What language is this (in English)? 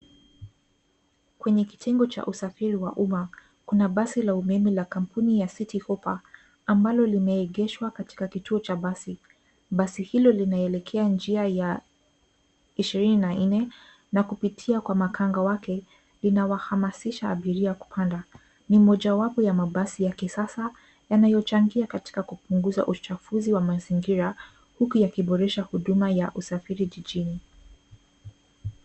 Swahili